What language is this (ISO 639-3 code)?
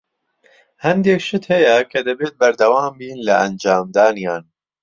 ckb